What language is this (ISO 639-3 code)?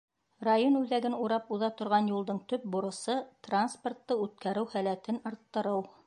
bak